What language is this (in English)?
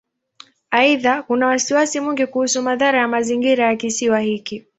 Swahili